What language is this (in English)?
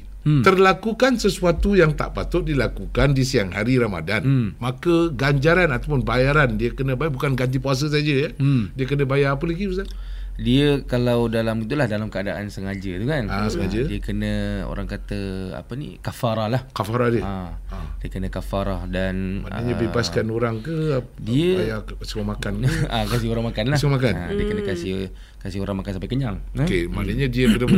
Malay